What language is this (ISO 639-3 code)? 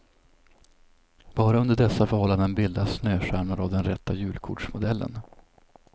swe